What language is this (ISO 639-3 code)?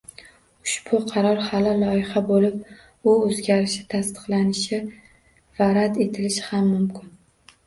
uzb